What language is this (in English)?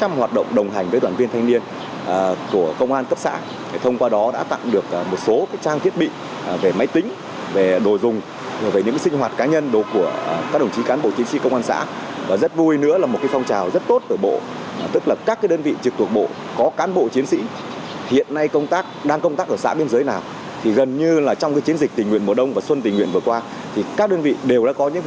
Vietnamese